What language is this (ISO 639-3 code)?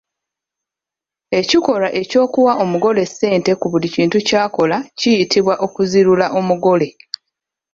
lug